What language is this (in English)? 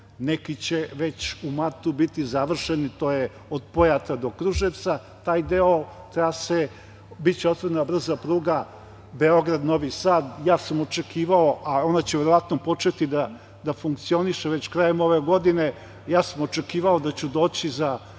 Serbian